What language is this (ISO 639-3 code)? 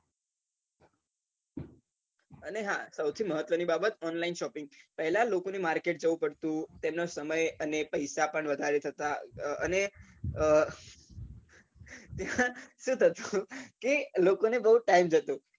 guj